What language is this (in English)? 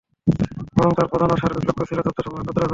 Bangla